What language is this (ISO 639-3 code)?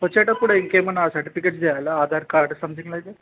tel